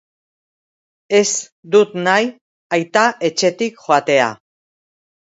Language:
Basque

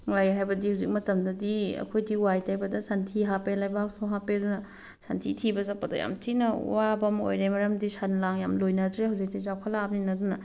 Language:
Manipuri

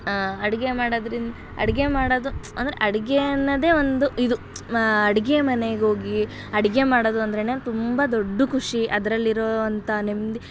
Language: Kannada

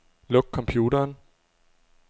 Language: Danish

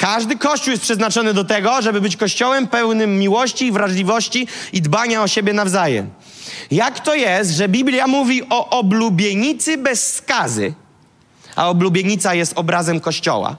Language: Polish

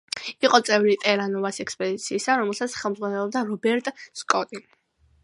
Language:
Georgian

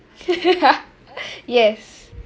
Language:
English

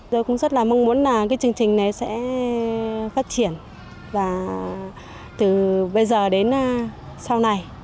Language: Vietnamese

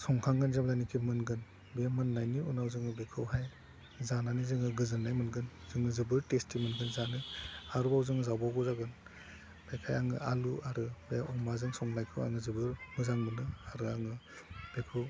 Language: Bodo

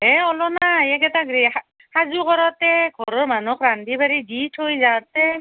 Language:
Assamese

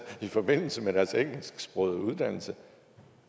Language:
Danish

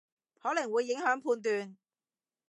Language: Cantonese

